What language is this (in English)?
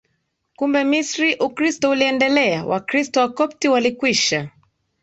Swahili